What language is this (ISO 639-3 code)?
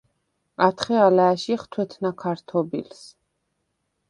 sva